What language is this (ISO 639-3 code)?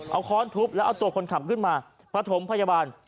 tha